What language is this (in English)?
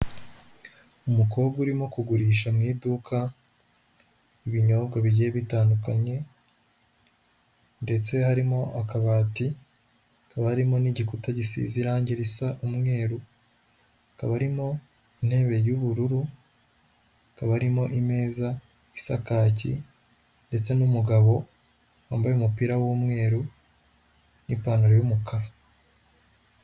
Kinyarwanda